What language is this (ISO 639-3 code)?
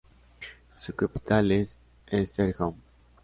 spa